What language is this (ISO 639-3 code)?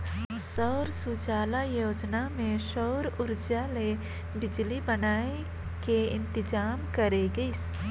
hne